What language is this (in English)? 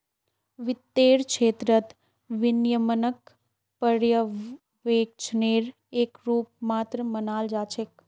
Magahi